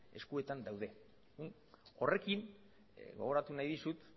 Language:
Basque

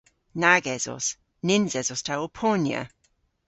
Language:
Cornish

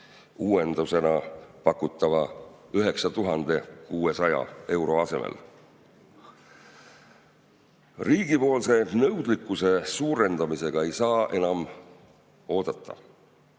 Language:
Estonian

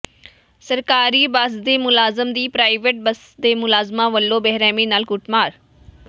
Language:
Punjabi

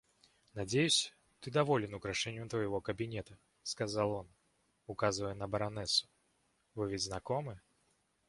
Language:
Russian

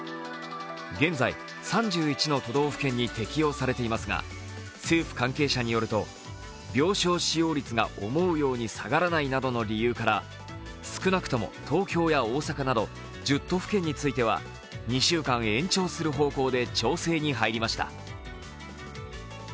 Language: Japanese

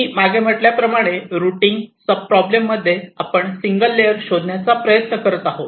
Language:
Marathi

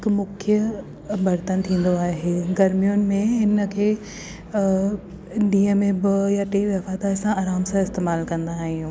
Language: Sindhi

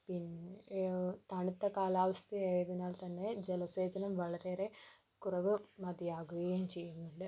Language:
Malayalam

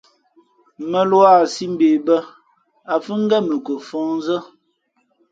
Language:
Fe'fe'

